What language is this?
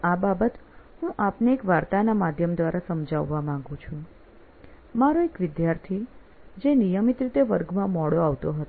Gujarati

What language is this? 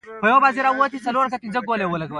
Pashto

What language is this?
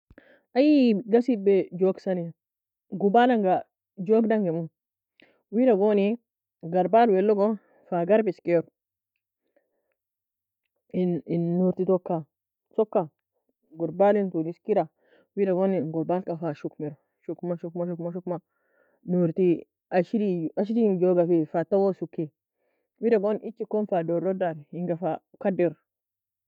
Nobiin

